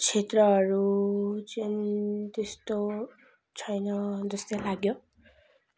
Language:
Nepali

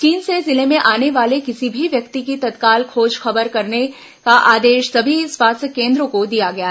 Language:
Hindi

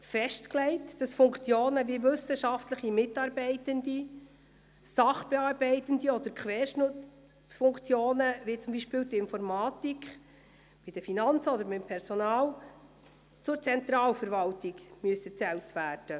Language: Swiss German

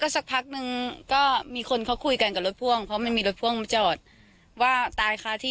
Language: Thai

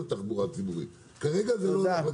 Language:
Hebrew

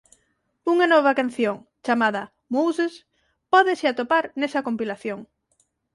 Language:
Galician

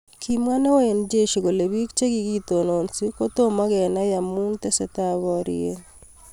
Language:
Kalenjin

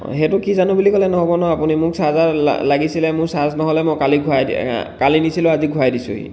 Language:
Assamese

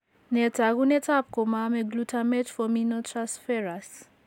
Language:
Kalenjin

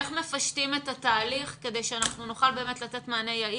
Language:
Hebrew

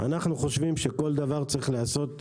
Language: Hebrew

